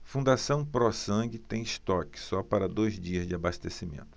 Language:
Portuguese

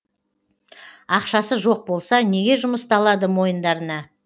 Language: Kazakh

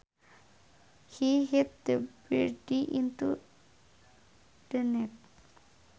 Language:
Sundanese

